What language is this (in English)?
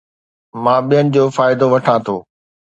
Sindhi